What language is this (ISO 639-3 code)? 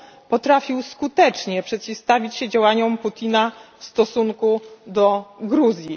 pol